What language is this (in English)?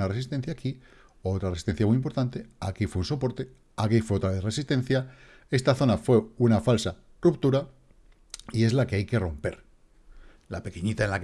Spanish